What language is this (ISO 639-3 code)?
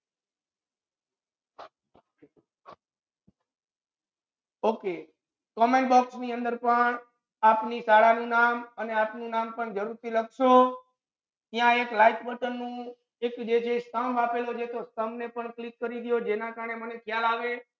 guj